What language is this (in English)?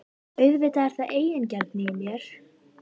Icelandic